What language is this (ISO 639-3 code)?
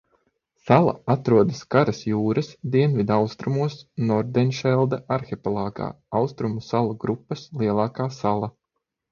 lav